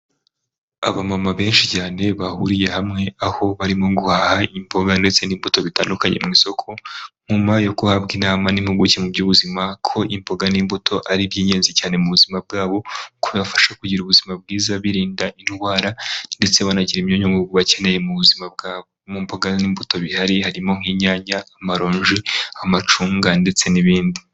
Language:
Kinyarwanda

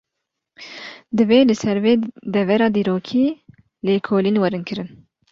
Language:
Kurdish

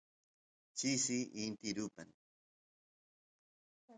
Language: Santiago del Estero Quichua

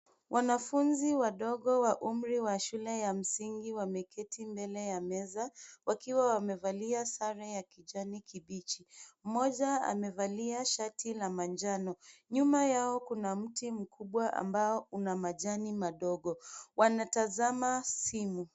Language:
Swahili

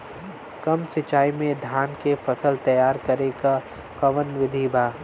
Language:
Bhojpuri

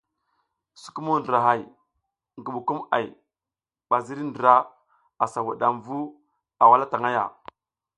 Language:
South Giziga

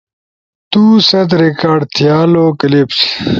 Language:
Ushojo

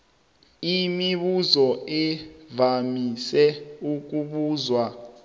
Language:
South Ndebele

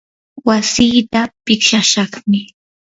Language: Yanahuanca Pasco Quechua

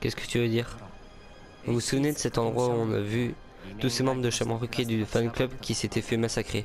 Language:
French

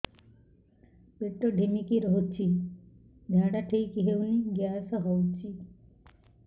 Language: Odia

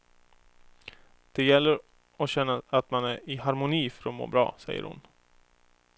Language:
Swedish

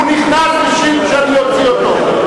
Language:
Hebrew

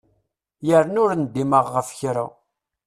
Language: Kabyle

